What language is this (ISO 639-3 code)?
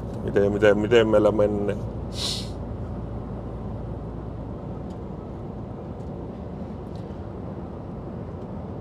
fin